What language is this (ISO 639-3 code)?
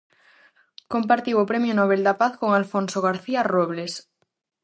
glg